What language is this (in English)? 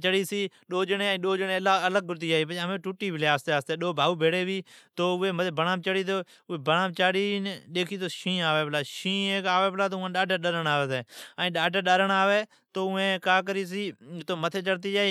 Od